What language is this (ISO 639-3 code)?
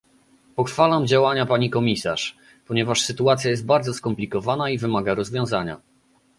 pol